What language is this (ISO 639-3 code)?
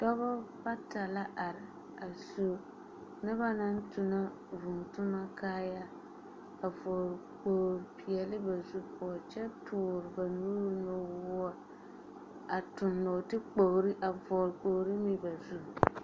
dga